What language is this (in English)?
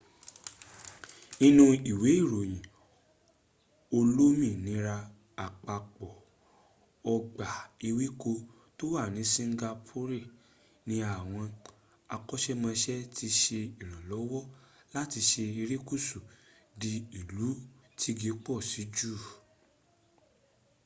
Yoruba